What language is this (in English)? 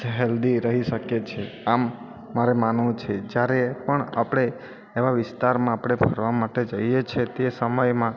Gujarati